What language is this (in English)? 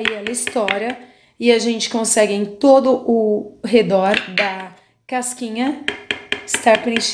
Portuguese